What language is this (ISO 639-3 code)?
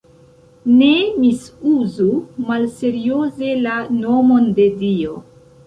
epo